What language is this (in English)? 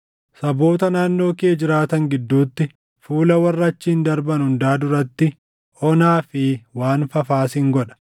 Oromo